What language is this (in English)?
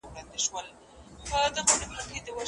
Pashto